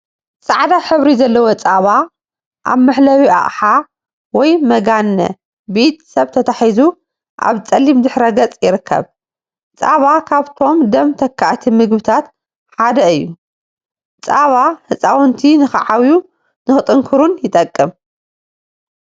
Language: Tigrinya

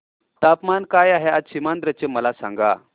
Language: Marathi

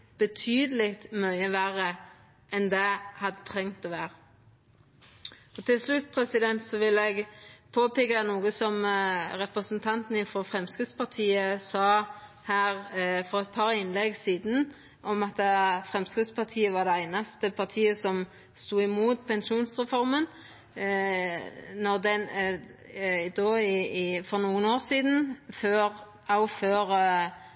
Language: Norwegian Nynorsk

